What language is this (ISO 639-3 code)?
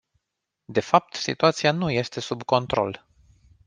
ron